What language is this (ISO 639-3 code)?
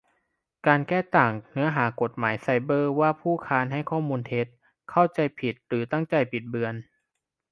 tha